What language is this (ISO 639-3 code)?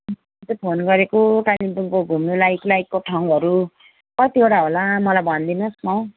nep